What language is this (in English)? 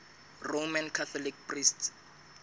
Southern Sotho